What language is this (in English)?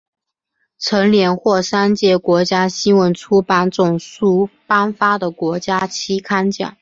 Chinese